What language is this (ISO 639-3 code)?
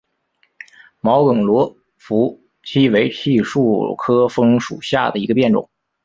zho